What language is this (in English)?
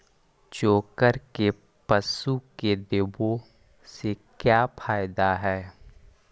Magahi